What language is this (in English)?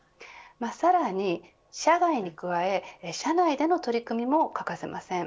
Japanese